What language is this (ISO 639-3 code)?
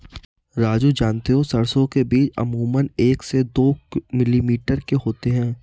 hin